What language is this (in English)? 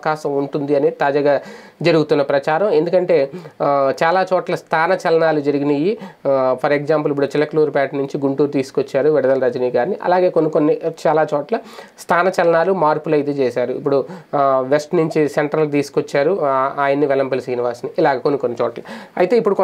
Telugu